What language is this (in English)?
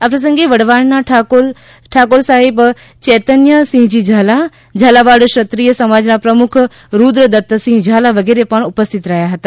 Gujarati